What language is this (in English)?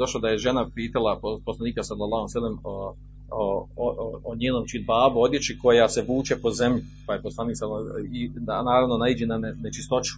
Croatian